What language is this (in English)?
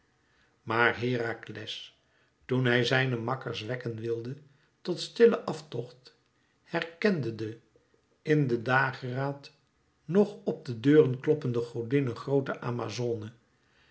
Dutch